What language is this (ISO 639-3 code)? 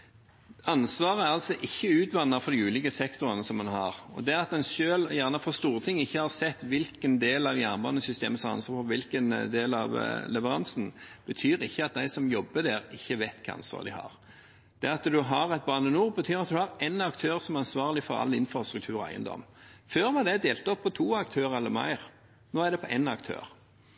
nob